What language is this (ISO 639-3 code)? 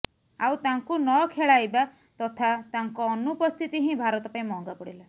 ori